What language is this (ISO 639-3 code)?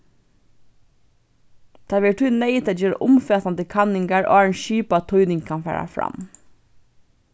fao